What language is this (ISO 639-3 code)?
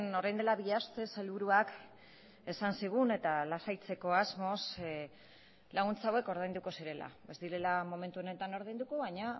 eus